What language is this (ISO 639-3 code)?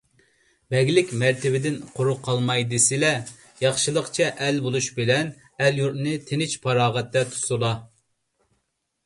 uig